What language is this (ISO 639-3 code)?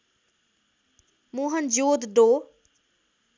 nep